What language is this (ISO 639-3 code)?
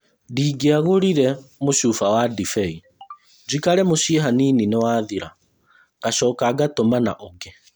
kik